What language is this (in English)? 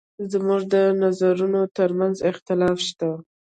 Pashto